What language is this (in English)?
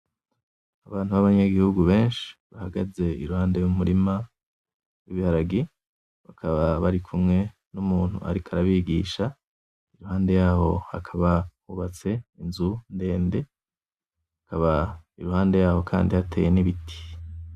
Rundi